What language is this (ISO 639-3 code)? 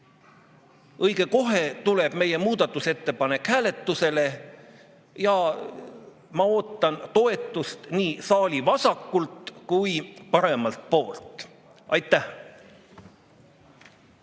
est